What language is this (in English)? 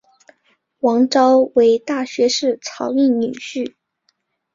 Chinese